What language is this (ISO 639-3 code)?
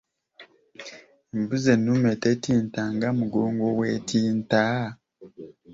lug